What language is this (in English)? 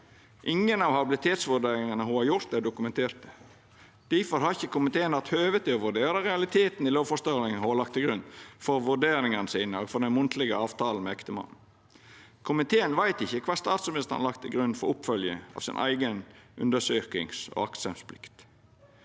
Norwegian